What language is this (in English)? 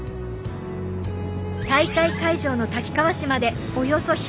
Japanese